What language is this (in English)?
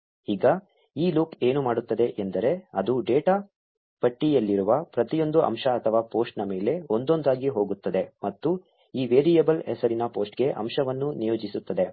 Kannada